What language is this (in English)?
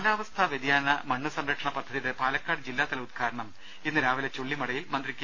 Malayalam